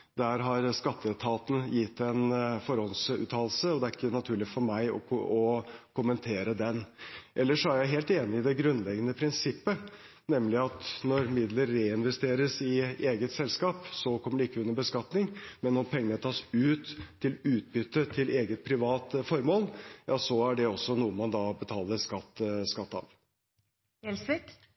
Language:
Norwegian Bokmål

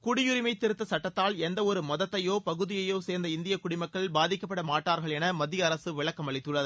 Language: Tamil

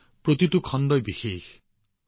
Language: Assamese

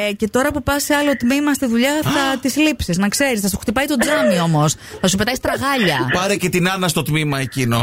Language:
Greek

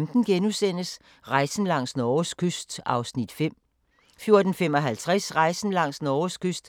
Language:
Danish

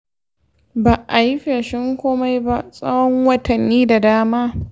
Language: Hausa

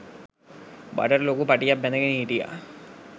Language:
Sinhala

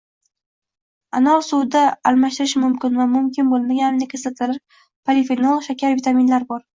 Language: Uzbek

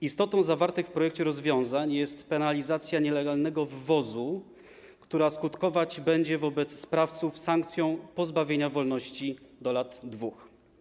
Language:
Polish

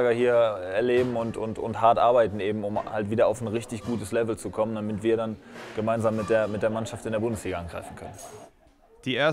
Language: German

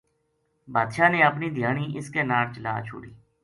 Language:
Gujari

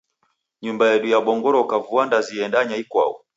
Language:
Taita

